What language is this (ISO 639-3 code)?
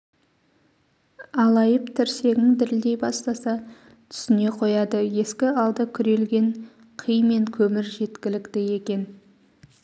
kaz